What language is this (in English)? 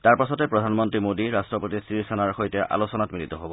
Assamese